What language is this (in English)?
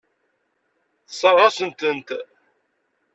Kabyle